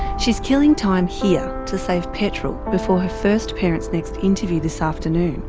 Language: English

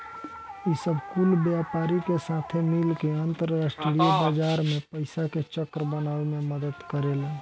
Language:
Bhojpuri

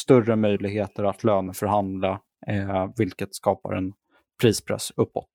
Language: Swedish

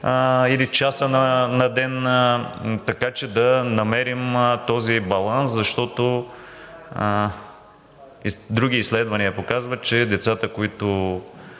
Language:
Bulgarian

